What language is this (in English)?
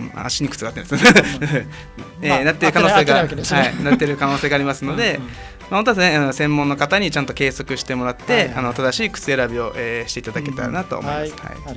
Japanese